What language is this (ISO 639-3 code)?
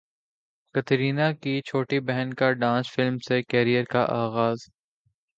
urd